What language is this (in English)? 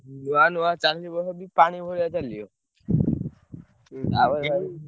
Odia